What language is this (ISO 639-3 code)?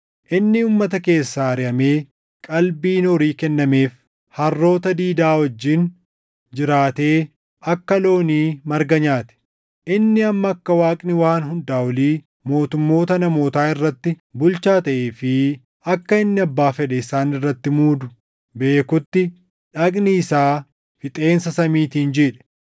orm